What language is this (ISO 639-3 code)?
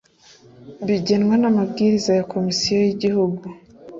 kin